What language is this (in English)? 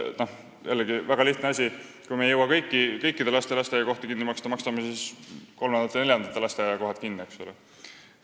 Estonian